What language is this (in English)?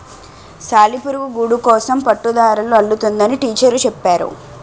Telugu